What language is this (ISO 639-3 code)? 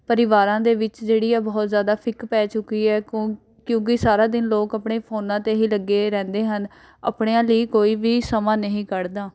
pan